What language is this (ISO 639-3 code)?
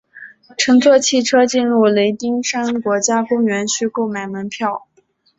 zho